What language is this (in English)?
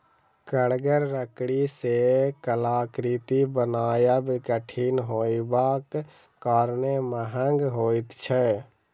Maithili